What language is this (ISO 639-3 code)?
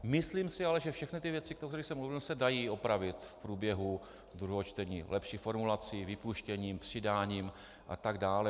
ces